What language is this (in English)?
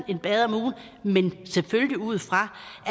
Danish